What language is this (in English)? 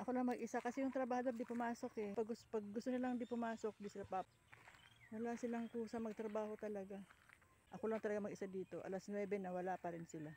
Filipino